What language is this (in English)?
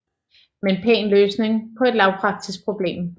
Danish